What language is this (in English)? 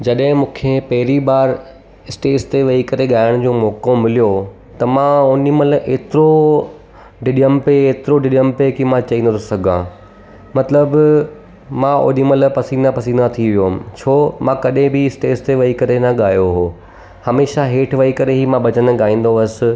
Sindhi